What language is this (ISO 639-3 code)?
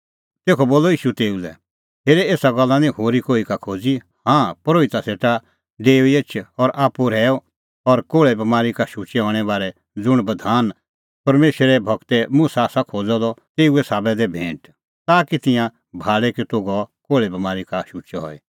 kfx